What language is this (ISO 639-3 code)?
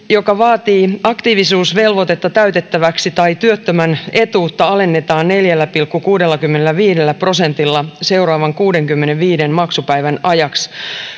fin